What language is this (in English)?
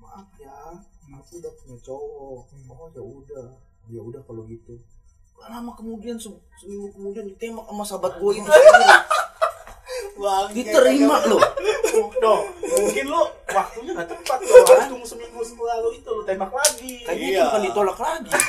Indonesian